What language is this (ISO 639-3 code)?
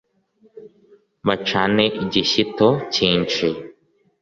kin